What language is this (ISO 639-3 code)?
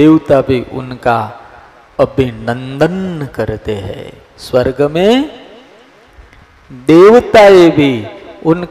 guj